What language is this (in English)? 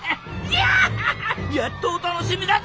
Japanese